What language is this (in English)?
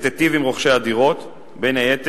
Hebrew